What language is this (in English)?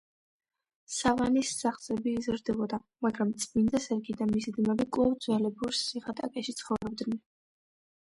Georgian